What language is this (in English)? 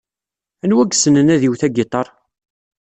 Kabyle